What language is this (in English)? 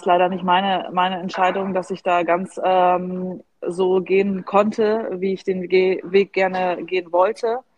German